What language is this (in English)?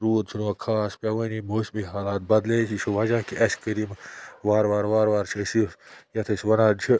Kashmiri